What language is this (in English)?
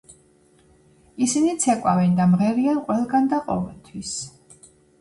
Georgian